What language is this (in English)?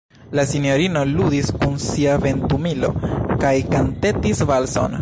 Esperanto